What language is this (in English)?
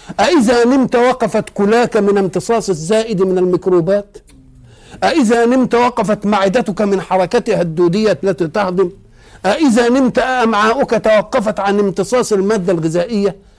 Arabic